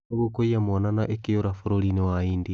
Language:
Kikuyu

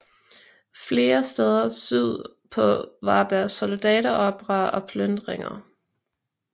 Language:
Danish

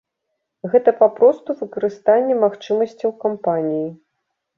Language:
Belarusian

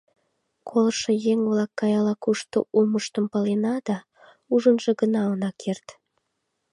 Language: Mari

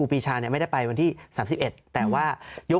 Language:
Thai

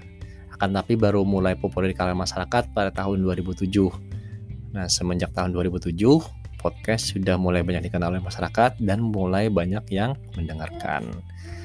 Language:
Indonesian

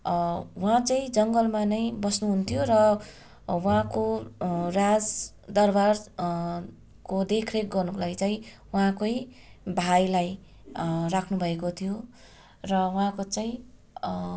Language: Nepali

